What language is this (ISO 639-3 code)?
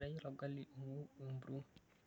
mas